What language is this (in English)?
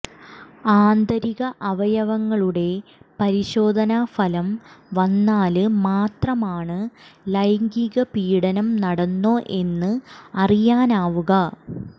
Malayalam